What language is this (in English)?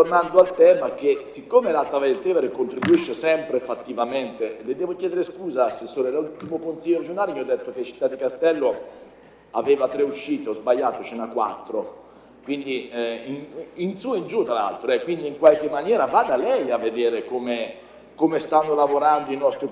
Italian